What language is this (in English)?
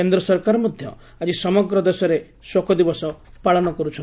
Odia